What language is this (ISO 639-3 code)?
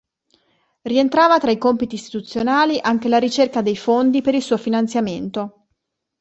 ita